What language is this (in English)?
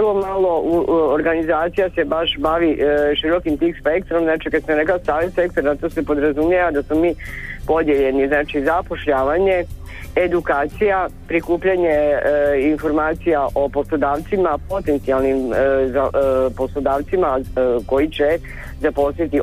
Croatian